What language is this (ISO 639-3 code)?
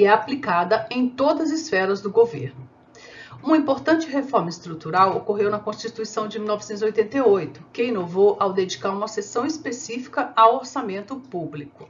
por